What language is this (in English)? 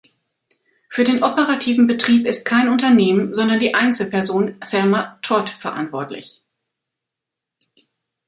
German